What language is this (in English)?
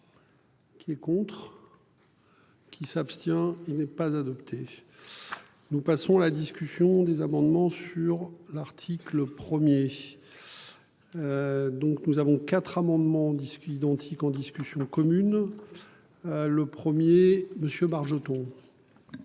French